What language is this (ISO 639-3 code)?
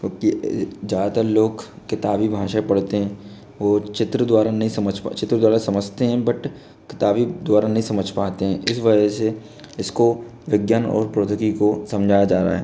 hin